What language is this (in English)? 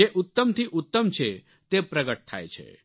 Gujarati